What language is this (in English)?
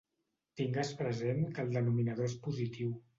Catalan